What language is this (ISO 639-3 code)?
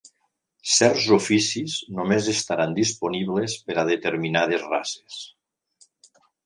cat